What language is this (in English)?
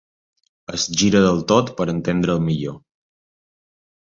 Catalan